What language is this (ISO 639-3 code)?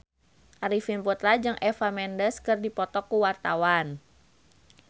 sun